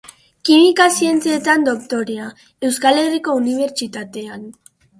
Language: Basque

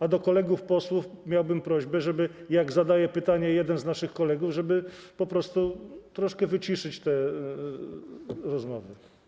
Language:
Polish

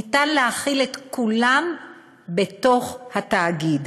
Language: Hebrew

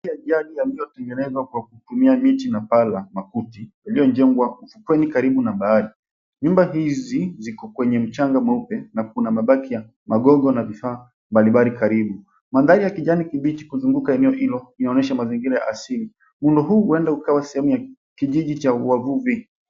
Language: Swahili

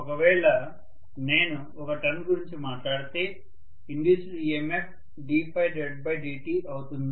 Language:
Telugu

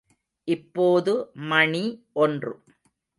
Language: Tamil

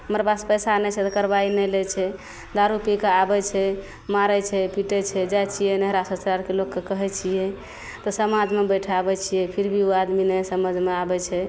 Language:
Maithili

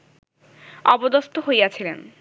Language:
Bangla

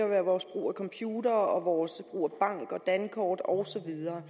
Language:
Danish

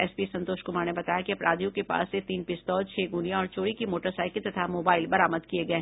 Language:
Hindi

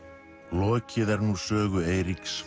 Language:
Icelandic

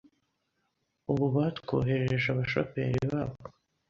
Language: Kinyarwanda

